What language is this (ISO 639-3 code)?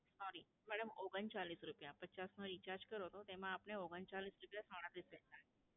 guj